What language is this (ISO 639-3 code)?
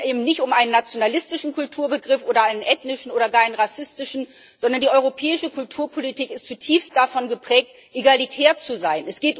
deu